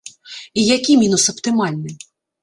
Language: Belarusian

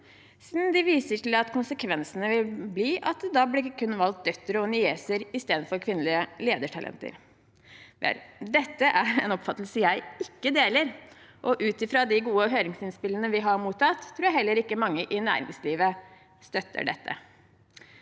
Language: Norwegian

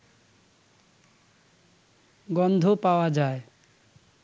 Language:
Bangla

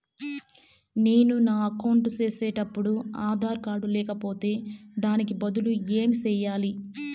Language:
Telugu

